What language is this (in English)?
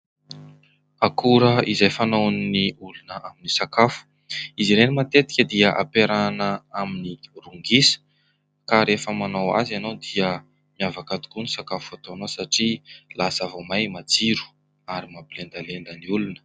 Malagasy